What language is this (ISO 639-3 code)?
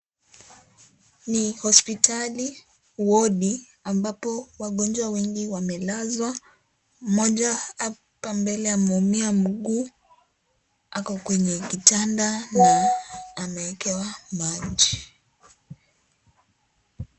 swa